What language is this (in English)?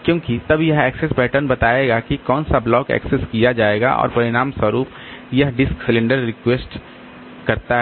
Hindi